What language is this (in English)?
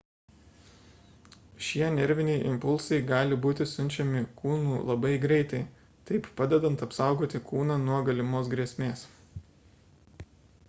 Lithuanian